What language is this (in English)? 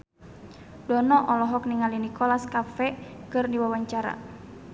Sundanese